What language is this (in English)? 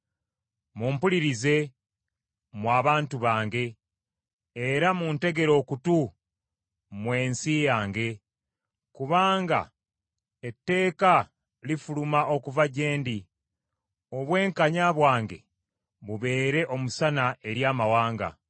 Ganda